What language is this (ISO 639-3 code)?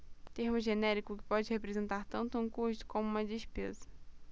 por